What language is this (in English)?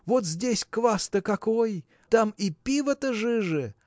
Russian